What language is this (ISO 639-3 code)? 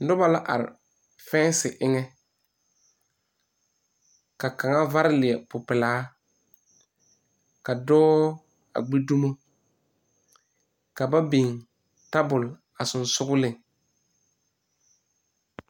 dga